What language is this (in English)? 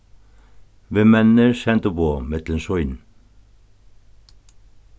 Faroese